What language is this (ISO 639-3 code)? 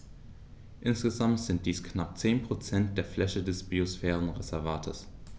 deu